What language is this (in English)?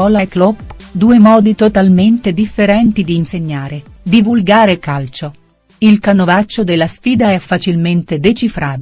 Italian